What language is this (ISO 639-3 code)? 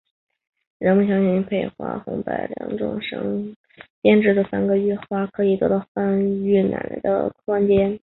zho